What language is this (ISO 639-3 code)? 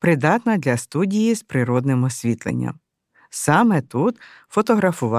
ukr